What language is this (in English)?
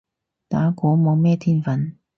Cantonese